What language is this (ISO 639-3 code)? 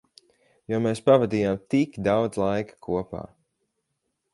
lav